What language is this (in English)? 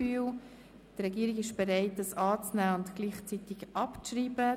Swiss German